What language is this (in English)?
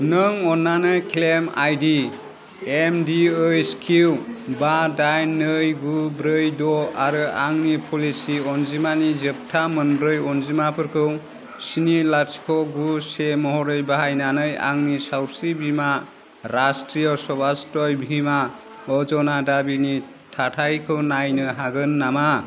Bodo